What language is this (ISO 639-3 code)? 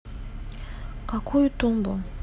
rus